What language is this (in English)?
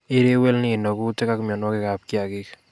Kalenjin